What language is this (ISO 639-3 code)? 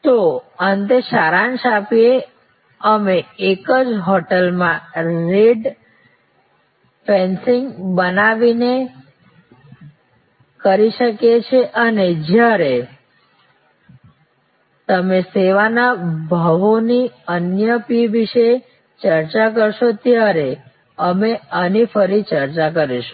guj